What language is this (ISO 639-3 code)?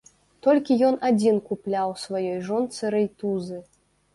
bel